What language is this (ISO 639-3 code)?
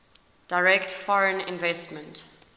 eng